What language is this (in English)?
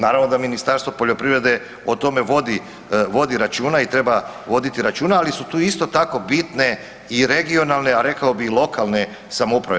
Croatian